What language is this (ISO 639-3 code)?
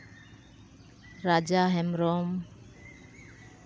sat